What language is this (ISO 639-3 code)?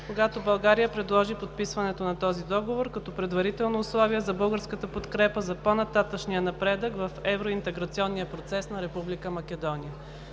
bul